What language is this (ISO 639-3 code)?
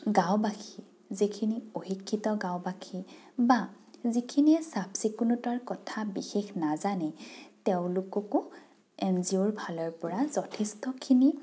asm